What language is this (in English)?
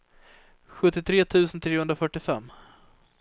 Swedish